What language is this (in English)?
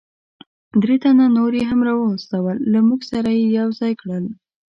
Pashto